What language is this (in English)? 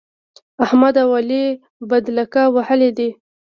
Pashto